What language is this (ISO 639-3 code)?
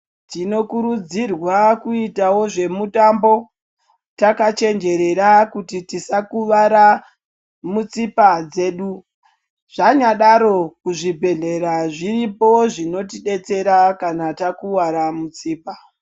ndc